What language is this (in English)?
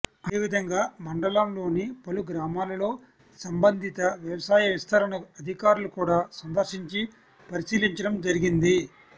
Telugu